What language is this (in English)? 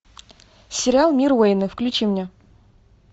Russian